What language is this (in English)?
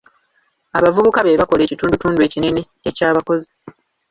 Ganda